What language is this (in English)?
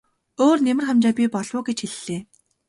Mongolian